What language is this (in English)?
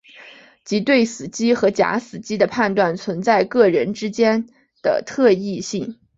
Chinese